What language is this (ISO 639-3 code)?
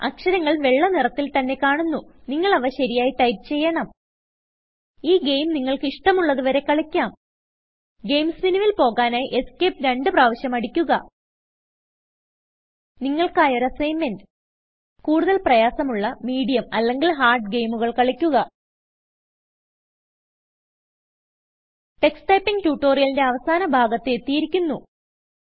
mal